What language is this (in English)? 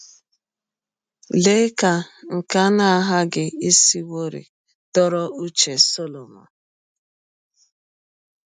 Igbo